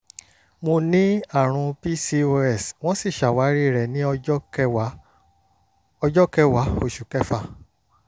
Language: Yoruba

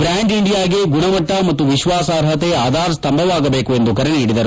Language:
Kannada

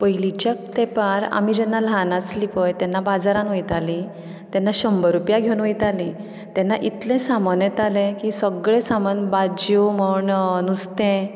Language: Konkani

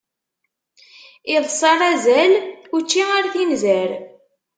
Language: Kabyle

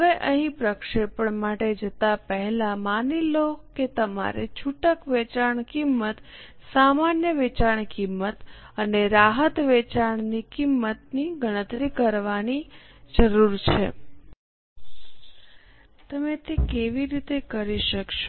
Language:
Gujarati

